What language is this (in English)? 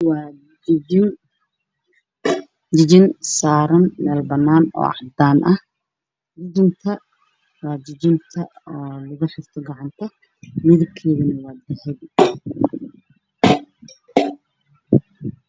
Somali